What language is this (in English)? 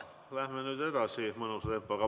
Estonian